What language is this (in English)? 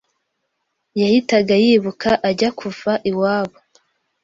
Kinyarwanda